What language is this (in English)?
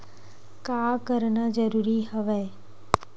Chhattisgarhi